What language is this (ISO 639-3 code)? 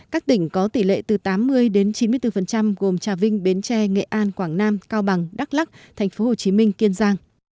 vie